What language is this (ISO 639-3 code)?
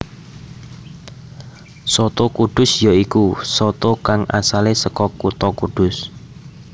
jav